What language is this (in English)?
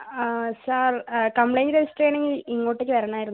Malayalam